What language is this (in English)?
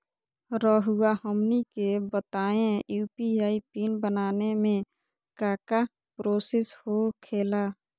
Magahi